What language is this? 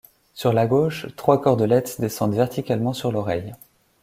French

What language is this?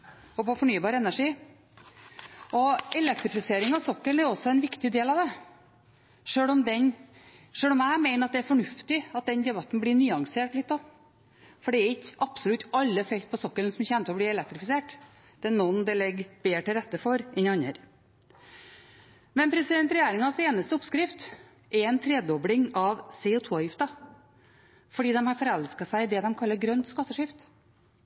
Norwegian Bokmål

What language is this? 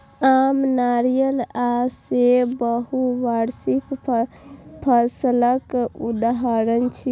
Maithili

